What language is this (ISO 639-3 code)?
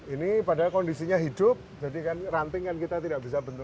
ind